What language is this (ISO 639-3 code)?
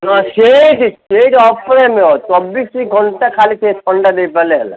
ori